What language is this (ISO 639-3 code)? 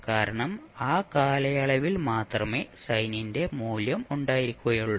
mal